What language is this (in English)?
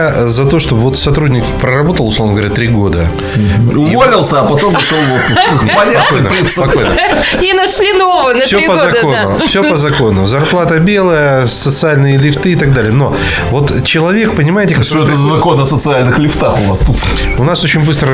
Russian